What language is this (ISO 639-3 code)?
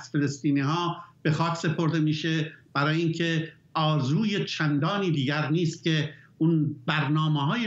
fas